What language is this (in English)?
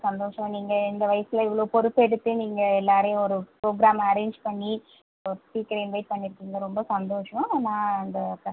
Tamil